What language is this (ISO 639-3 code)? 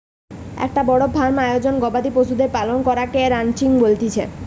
ben